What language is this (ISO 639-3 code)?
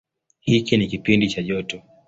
swa